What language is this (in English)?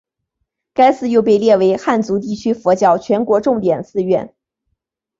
Chinese